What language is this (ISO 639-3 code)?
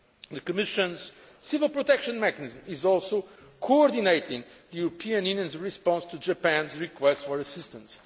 eng